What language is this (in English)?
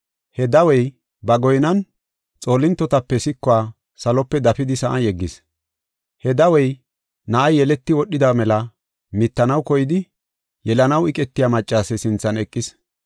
Gofa